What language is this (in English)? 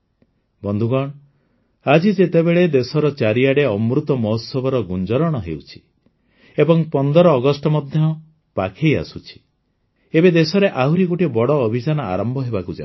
Odia